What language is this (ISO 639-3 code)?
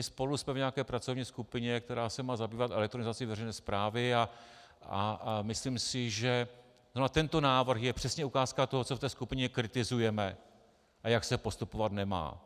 ces